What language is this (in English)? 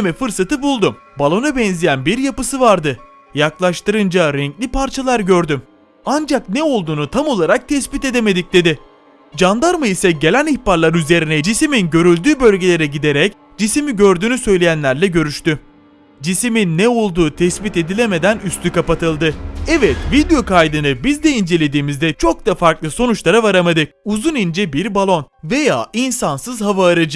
Turkish